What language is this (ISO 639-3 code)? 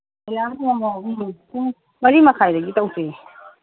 mni